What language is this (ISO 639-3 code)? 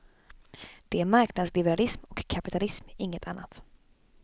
swe